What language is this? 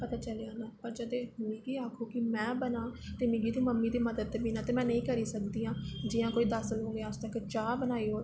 Dogri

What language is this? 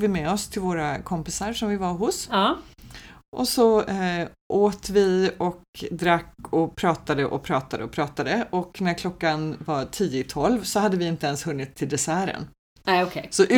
Swedish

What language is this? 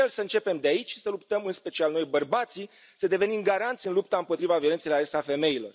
Romanian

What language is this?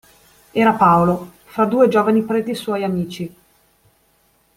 Italian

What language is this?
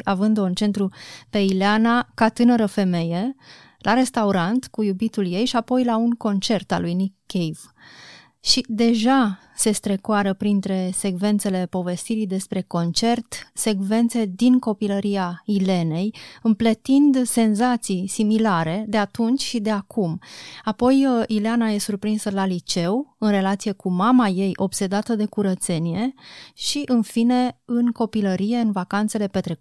Romanian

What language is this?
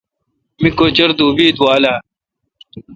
Kalkoti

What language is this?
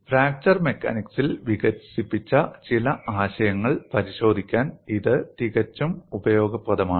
Malayalam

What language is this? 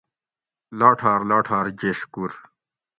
Gawri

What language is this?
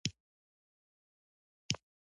Pashto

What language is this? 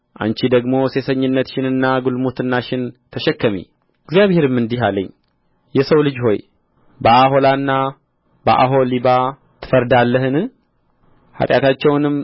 Amharic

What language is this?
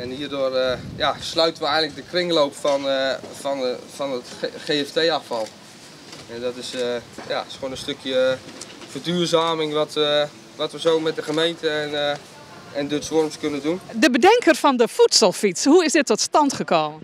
Dutch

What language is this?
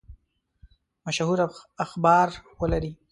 Pashto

